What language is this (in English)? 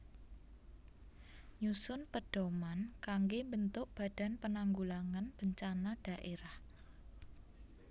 Javanese